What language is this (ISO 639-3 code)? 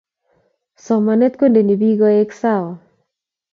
kln